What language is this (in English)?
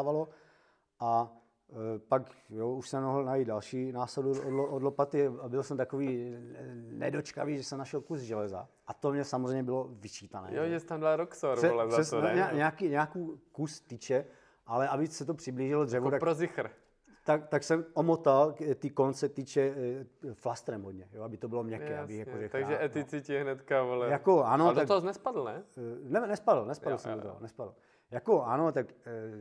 Czech